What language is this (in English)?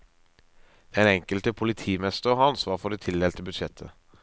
Norwegian